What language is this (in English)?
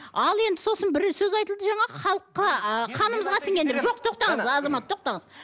Kazakh